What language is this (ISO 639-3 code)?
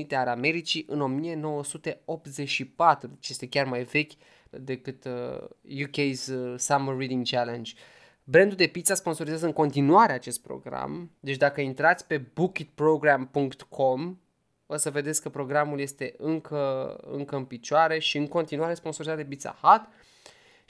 ron